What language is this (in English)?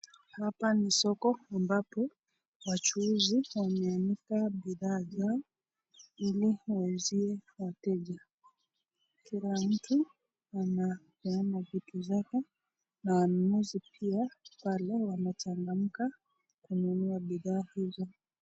Swahili